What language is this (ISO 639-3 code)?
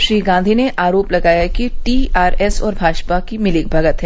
hin